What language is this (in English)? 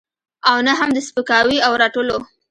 Pashto